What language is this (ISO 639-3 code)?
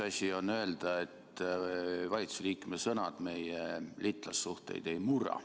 est